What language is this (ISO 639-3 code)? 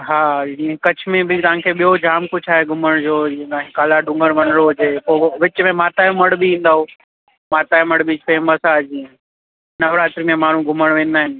snd